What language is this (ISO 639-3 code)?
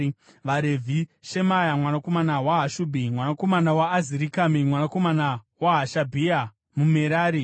sna